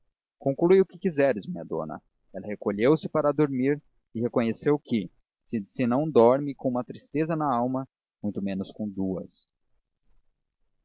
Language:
Portuguese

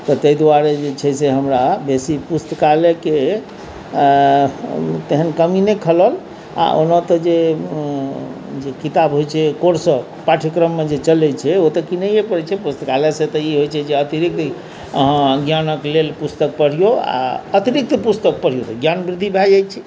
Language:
Maithili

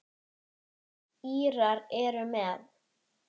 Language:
Icelandic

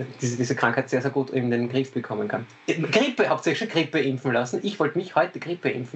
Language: German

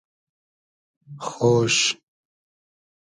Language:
Hazaragi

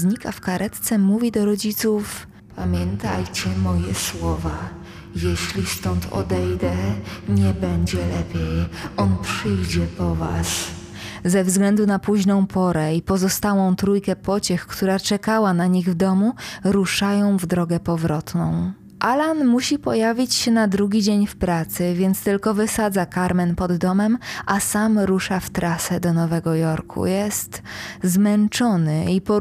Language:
Polish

